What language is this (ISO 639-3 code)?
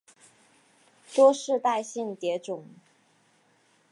zho